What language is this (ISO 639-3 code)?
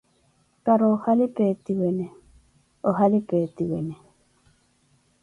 eko